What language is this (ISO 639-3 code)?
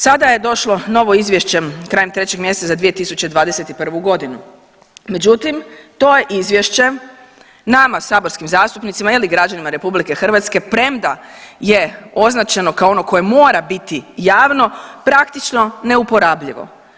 hrv